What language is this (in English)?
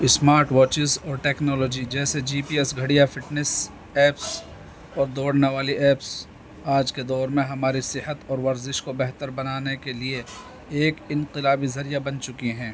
Urdu